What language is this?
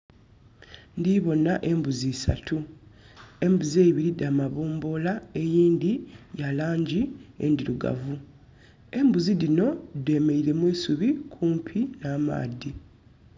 Soga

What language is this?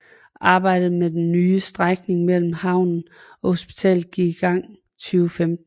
Danish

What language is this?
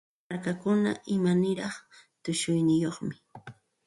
Santa Ana de Tusi Pasco Quechua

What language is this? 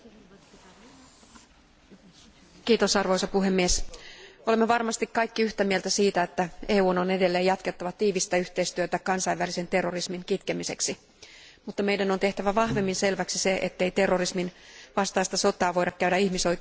Finnish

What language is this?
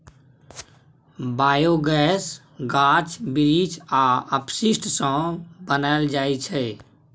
Maithili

